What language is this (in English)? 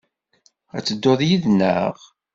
Kabyle